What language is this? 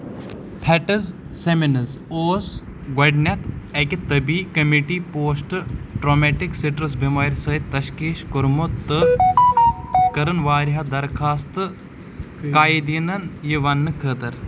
Kashmiri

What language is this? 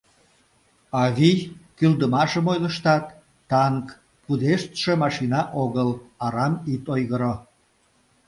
Mari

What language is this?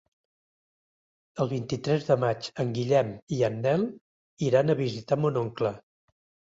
Catalan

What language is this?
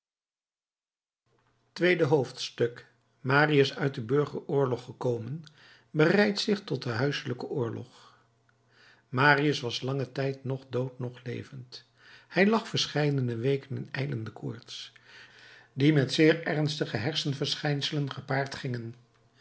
Dutch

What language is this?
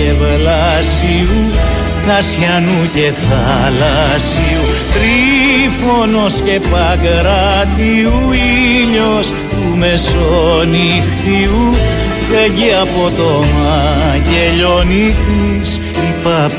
Greek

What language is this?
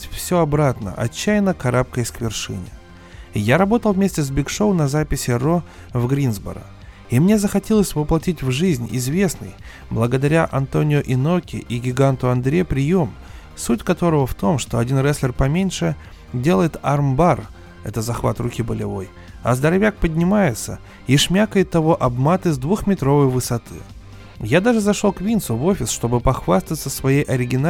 Russian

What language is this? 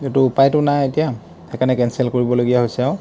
Assamese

